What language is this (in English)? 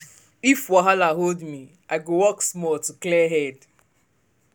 Nigerian Pidgin